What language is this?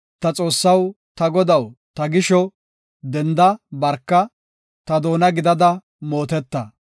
Gofa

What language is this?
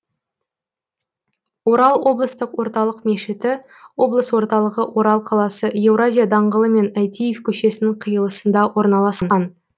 Kazakh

